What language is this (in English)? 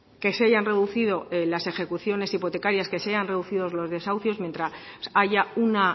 Spanish